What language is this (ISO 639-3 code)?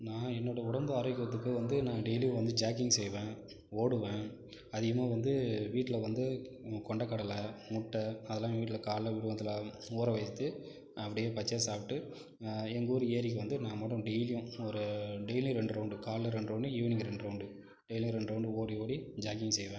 tam